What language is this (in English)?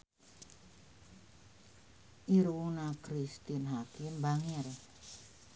Sundanese